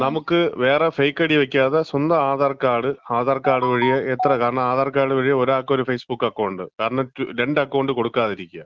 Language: Malayalam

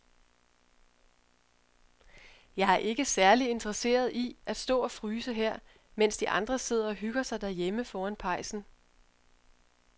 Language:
Danish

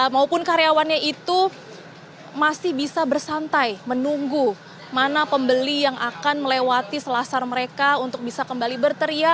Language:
Indonesian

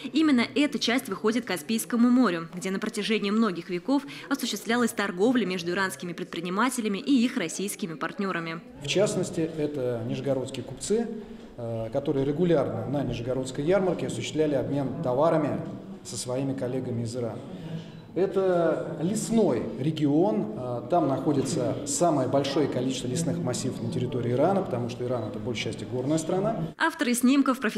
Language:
Russian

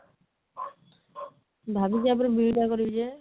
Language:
Odia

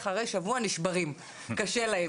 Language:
Hebrew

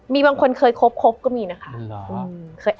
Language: Thai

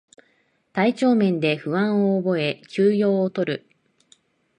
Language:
Japanese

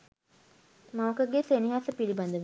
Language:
Sinhala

